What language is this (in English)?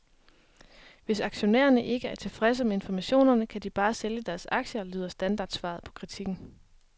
Danish